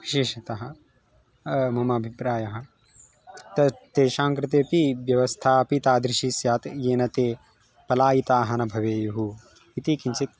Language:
Sanskrit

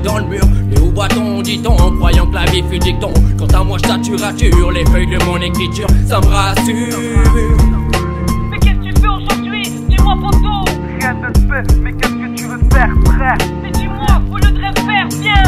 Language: French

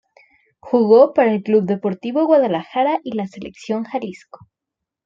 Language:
Spanish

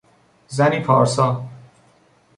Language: Persian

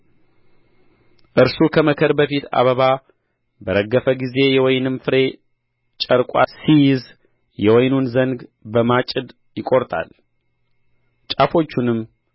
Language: Amharic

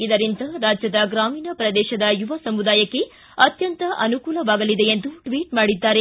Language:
Kannada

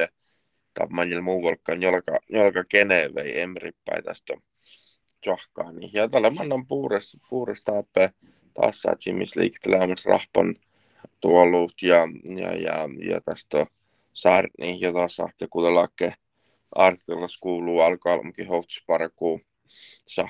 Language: Finnish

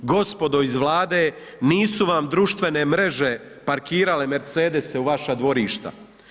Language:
Croatian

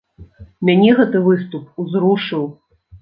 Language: Belarusian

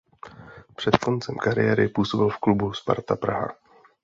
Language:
Czech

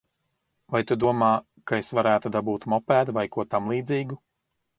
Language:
Latvian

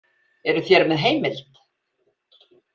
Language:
Icelandic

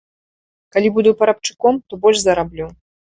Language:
Belarusian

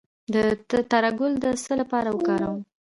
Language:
Pashto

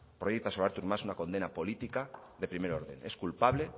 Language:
Spanish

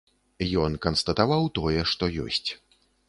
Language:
Belarusian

